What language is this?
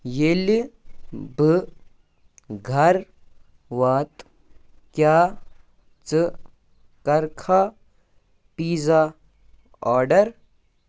Kashmiri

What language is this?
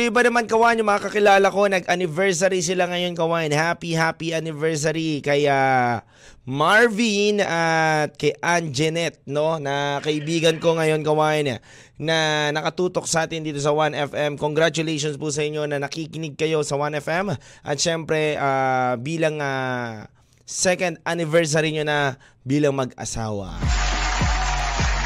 Filipino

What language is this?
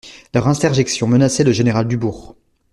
French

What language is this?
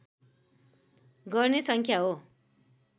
Nepali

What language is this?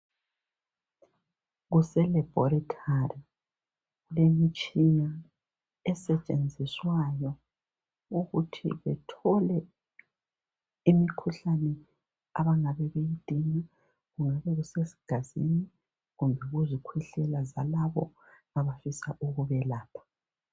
North Ndebele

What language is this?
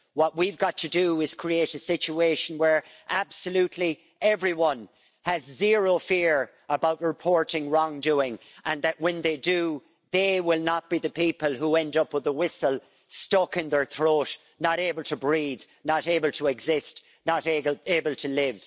English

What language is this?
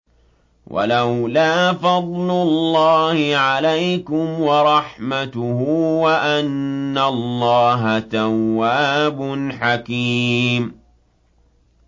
Arabic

